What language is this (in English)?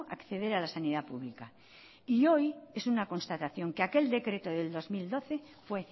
Spanish